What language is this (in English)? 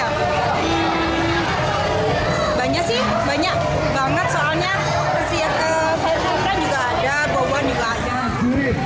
Indonesian